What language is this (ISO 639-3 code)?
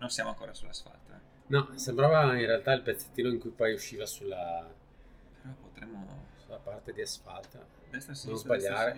ita